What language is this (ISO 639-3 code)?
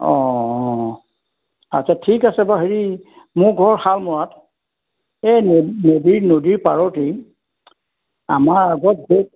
asm